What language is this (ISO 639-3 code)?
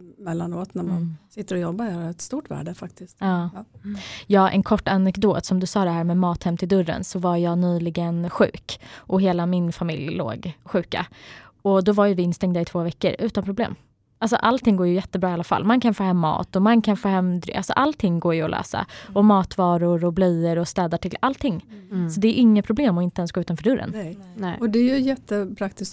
swe